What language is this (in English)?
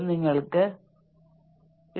Malayalam